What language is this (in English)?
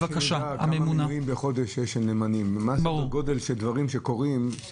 Hebrew